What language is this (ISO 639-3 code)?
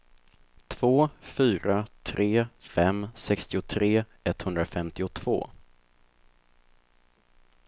swe